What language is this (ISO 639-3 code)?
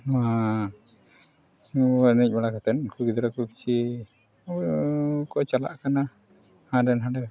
sat